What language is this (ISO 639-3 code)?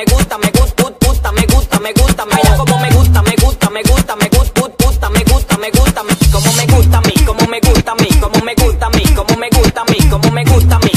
spa